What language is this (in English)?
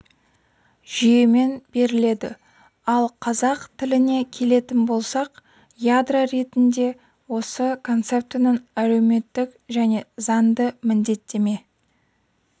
Kazakh